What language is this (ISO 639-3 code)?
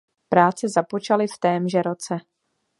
ces